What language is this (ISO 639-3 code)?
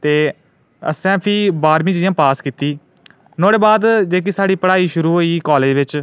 doi